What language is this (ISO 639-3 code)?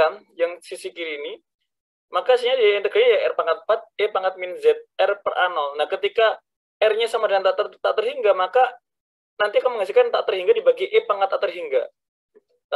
ind